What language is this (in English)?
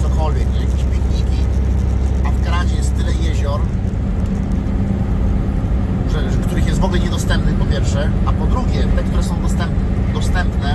Polish